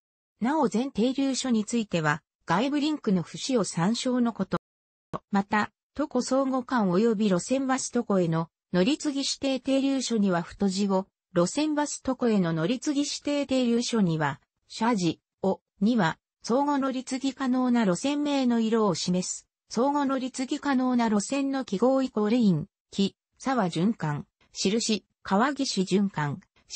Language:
Japanese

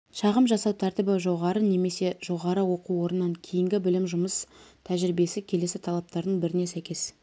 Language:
Kazakh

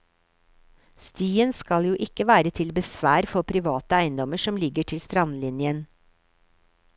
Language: Norwegian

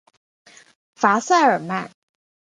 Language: Chinese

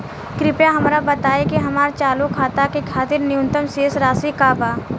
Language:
Bhojpuri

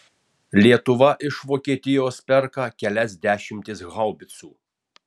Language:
Lithuanian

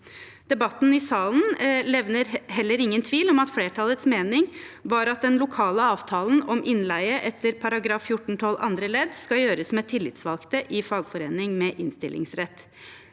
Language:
Norwegian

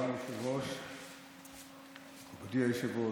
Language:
Hebrew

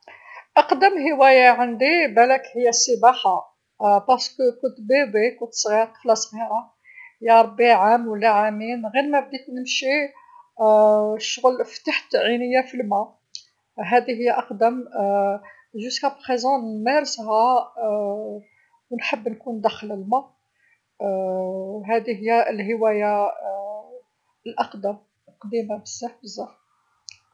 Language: Algerian Arabic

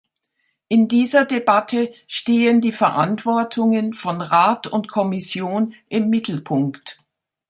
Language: German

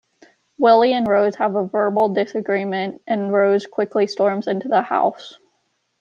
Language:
English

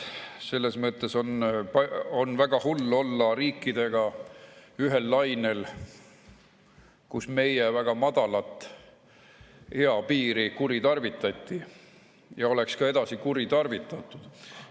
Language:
Estonian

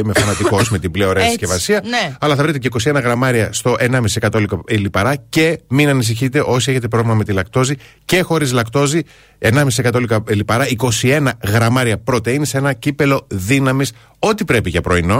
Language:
Greek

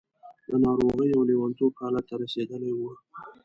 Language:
Pashto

